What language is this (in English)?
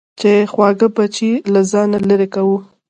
Pashto